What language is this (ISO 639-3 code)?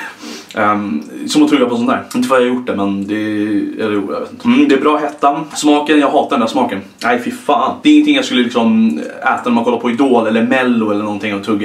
swe